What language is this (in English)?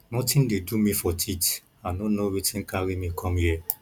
Nigerian Pidgin